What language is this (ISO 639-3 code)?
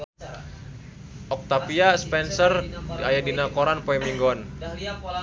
sun